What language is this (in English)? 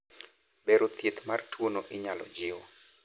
Luo (Kenya and Tanzania)